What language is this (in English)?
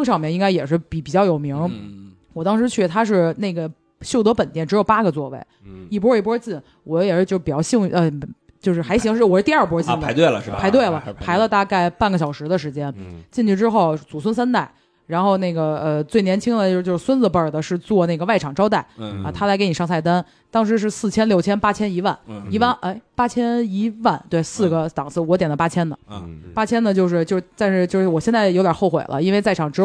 Chinese